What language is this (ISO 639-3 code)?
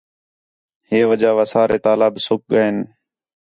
xhe